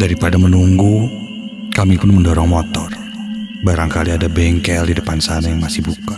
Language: Indonesian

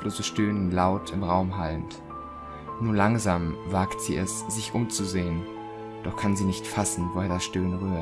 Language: German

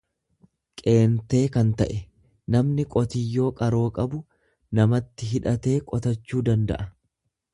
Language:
Oromo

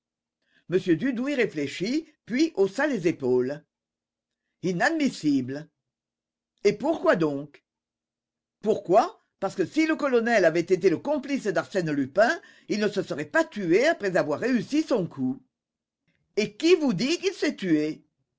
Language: French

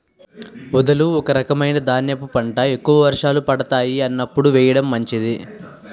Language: Telugu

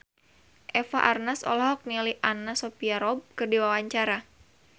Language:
Sundanese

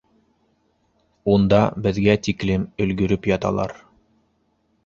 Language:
Bashkir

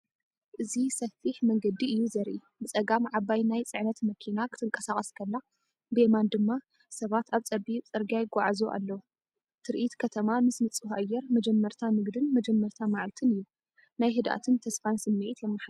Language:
Tigrinya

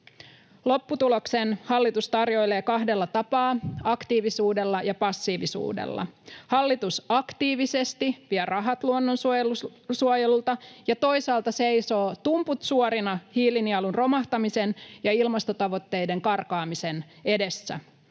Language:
Finnish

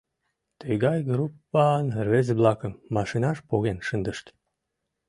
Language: Mari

